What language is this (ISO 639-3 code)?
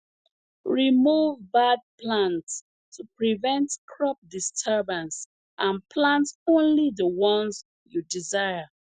pcm